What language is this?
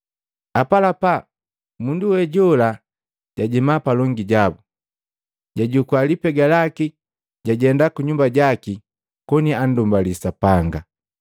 Matengo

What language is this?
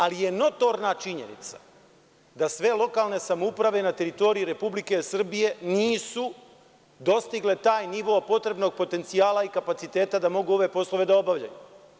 Serbian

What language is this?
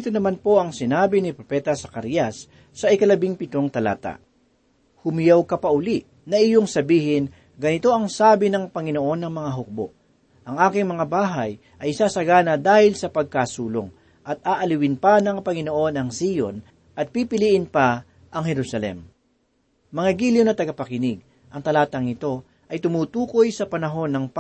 Filipino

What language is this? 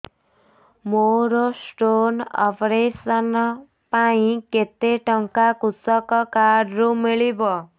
Odia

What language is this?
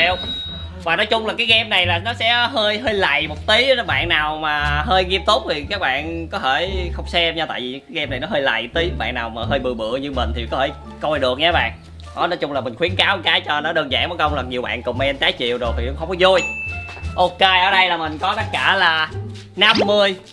Vietnamese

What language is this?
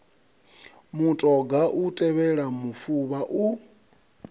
Venda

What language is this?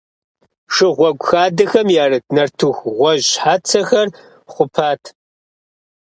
Kabardian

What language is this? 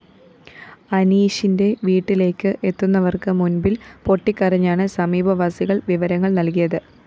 Malayalam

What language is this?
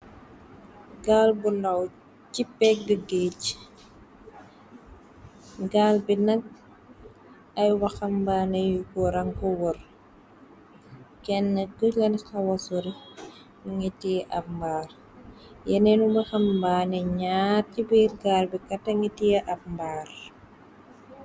Wolof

